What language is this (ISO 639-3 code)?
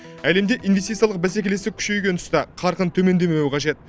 kaz